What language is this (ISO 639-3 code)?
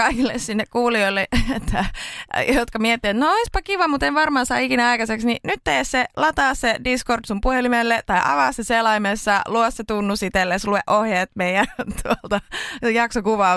fin